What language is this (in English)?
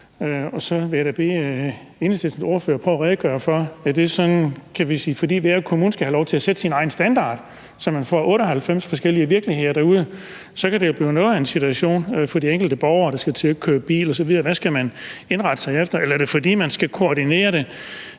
Danish